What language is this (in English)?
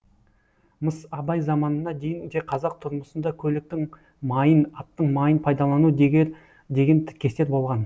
Kazakh